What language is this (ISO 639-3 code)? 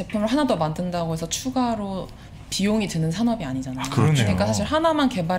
kor